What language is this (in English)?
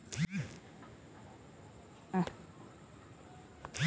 Bhojpuri